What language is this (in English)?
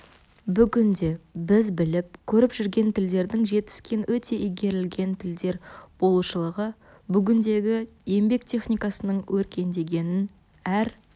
Kazakh